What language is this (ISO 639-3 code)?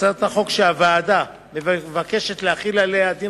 heb